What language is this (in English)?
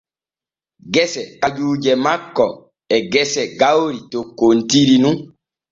Borgu Fulfulde